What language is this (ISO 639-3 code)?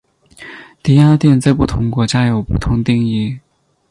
zho